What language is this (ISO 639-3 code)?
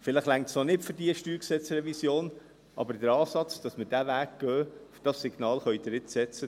gsw